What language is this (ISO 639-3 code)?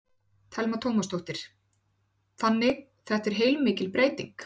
isl